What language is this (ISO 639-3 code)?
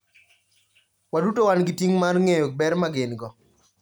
luo